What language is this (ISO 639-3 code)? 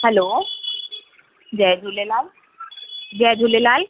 snd